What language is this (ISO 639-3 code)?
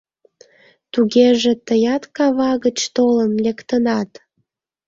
chm